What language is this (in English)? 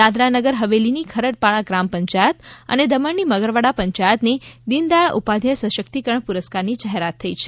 Gujarati